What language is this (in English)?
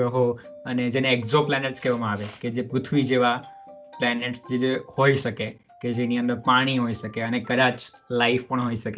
Gujarati